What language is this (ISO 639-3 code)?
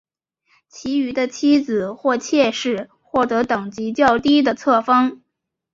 zho